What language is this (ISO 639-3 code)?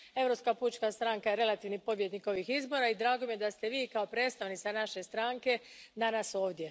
hrv